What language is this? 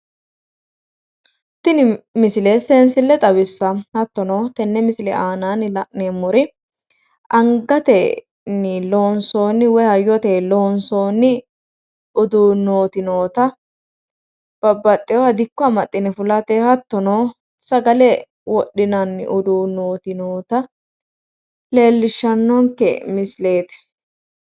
Sidamo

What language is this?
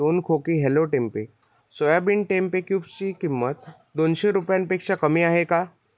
Marathi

